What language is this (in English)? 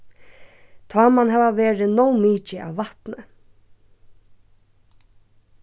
Faroese